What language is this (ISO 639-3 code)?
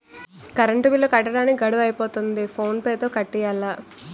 tel